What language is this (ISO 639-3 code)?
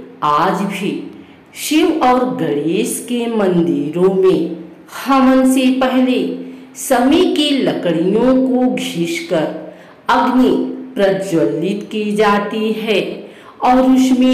hin